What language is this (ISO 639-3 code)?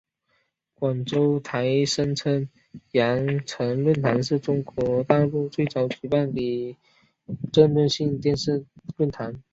zho